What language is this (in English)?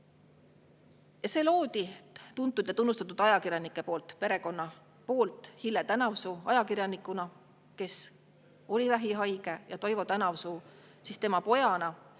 Estonian